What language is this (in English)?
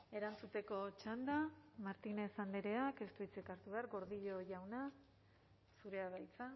Basque